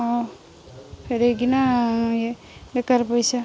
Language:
Odia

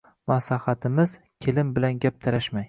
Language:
Uzbek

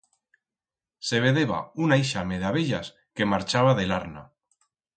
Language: Aragonese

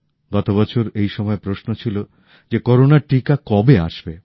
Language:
Bangla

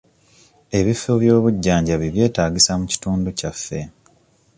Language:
Ganda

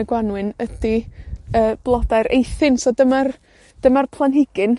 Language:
Welsh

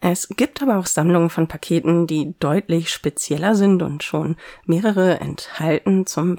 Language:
German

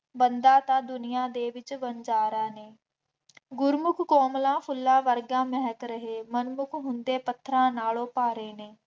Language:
Punjabi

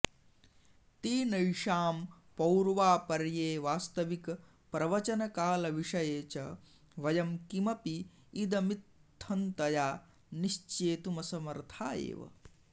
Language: Sanskrit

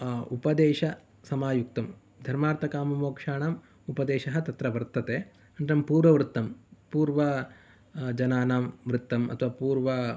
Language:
Sanskrit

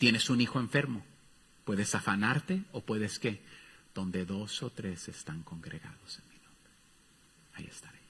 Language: Spanish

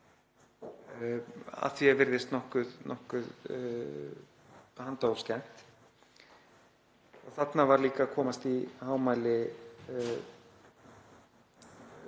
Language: Icelandic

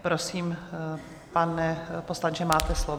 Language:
Czech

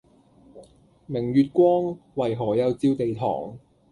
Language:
Cantonese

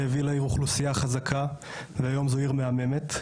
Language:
Hebrew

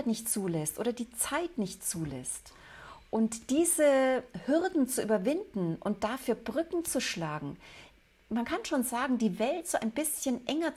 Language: German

